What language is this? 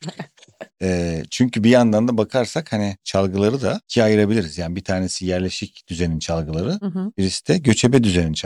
Turkish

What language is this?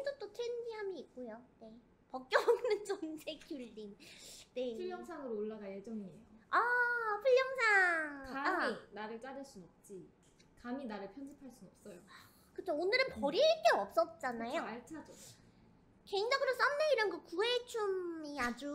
Korean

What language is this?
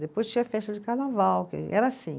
Portuguese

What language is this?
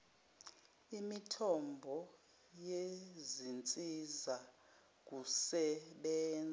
Zulu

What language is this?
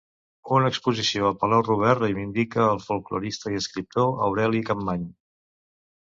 Catalan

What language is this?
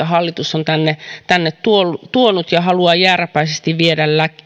Finnish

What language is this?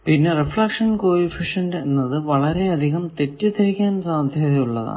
Malayalam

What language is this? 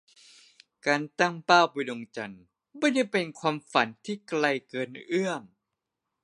Thai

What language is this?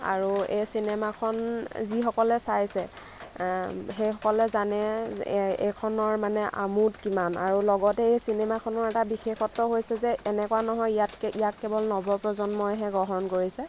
Assamese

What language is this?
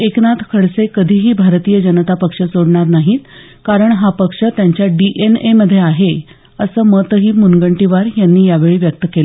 Marathi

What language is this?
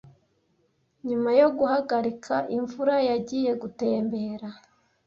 Kinyarwanda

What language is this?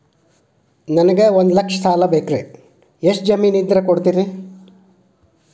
Kannada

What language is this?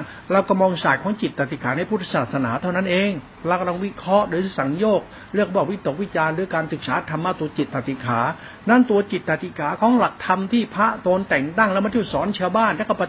Thai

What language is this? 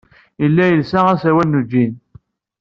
Kabyle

